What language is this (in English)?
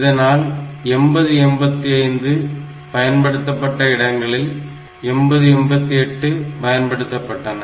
Tamil